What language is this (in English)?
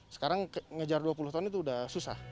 Indonesian